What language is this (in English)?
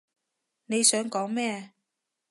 Cantonese